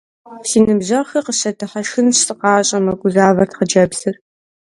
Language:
Kabardian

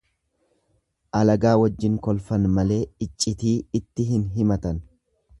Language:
Oromo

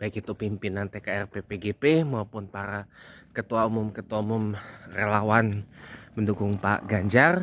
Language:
Indonesian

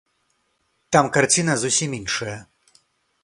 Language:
Belarusian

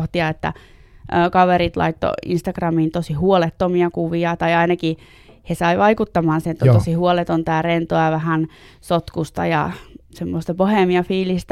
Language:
Finnish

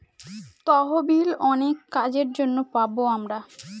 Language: Bangla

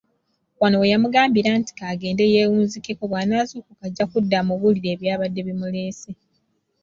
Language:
Ganda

